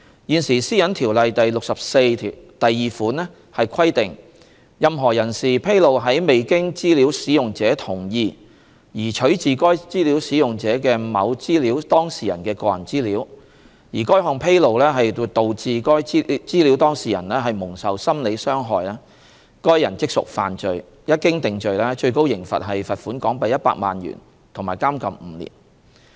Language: Cantonese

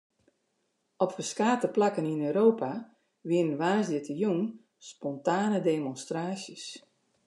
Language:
Western Frisian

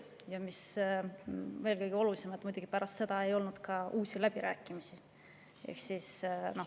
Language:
Estonian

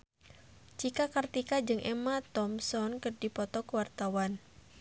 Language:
Sundanese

